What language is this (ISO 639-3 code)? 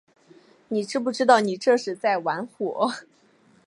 zho